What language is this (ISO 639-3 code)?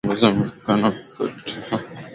swa